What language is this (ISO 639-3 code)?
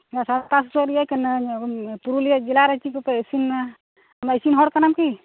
sat